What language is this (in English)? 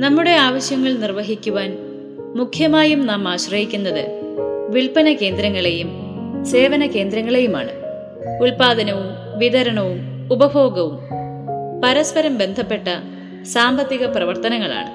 Malayalam